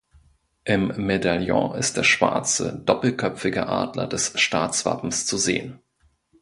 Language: German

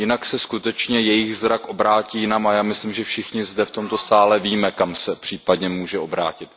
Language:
Czech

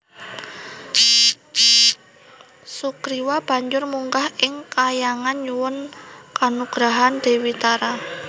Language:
Javanese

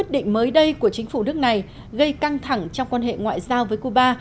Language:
Vietnamese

